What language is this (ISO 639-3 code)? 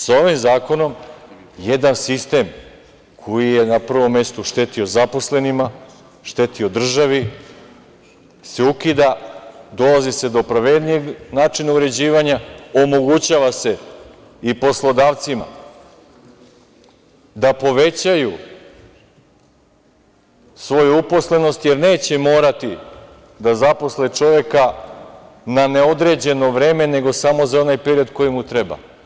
srp